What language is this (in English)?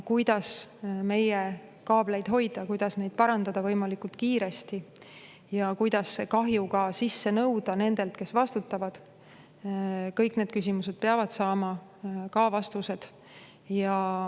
Estonian